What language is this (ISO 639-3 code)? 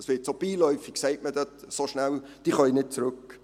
gsw